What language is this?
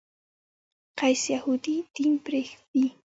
Pashto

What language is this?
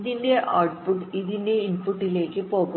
Malayalam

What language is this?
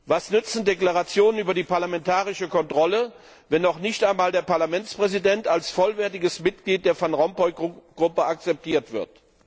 German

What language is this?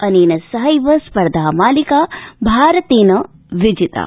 Sanskrit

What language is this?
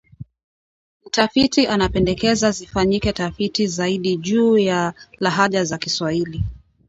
Swahili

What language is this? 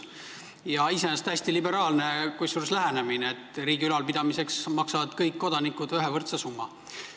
Estonian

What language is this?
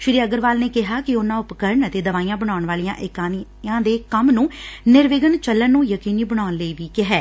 Punjabi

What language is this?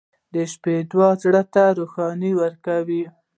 Pashto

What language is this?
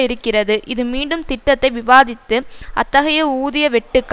Tamil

